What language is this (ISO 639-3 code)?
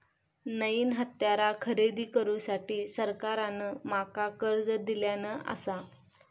mar